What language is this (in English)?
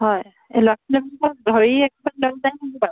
Assamese